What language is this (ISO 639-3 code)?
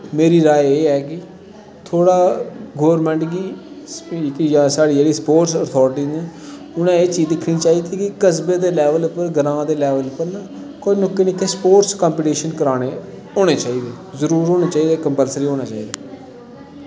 doi